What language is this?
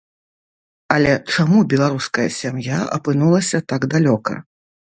Belarusian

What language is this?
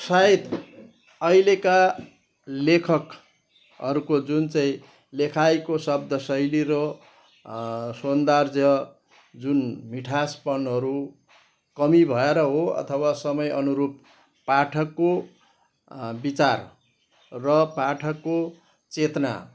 Nepali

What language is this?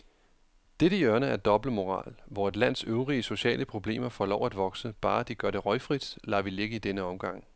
Danish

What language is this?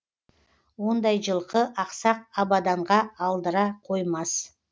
Kazakh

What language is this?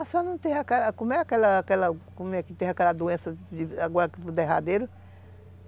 Portuguese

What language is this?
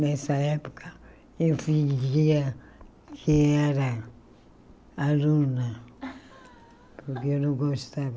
Portuguese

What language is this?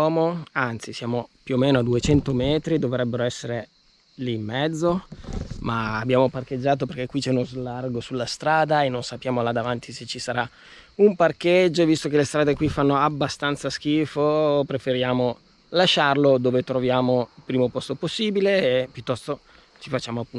Italian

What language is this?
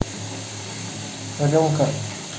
Russian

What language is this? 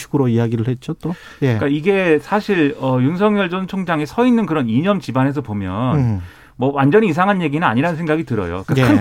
Korean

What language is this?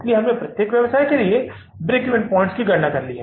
Hindi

